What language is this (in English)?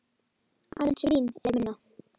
Icelandic